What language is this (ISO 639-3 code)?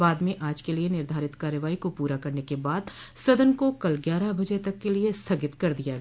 hin